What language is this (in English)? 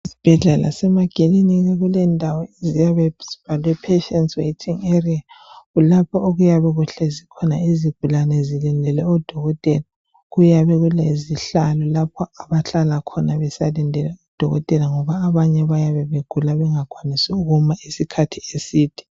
North Ndebele